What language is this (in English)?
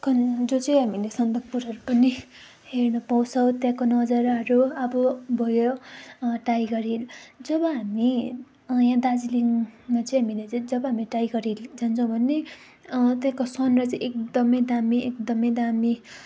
Nepali